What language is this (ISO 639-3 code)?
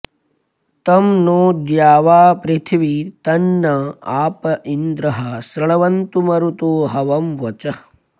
san